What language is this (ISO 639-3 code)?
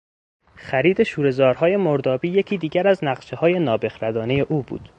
fas